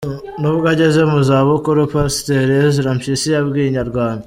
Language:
Kinyarwanda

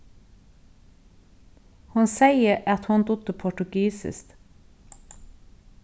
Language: Faroese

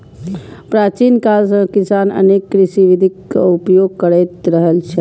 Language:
Maithili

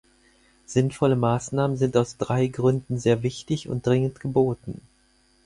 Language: German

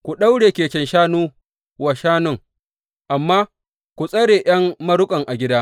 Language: Hausa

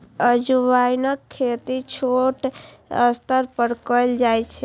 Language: Maithili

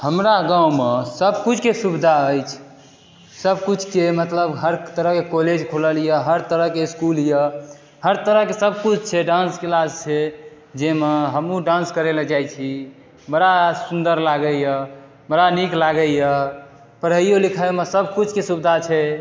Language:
Maithili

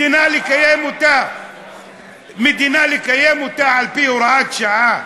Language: Hebrew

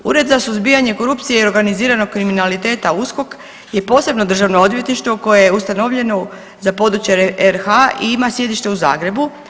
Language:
Croatian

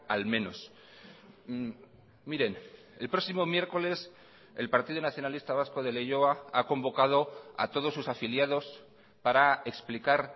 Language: Spanish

